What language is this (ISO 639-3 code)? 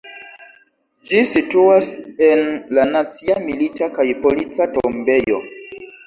epo